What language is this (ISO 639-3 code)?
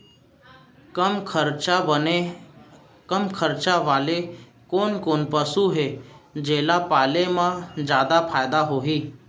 hne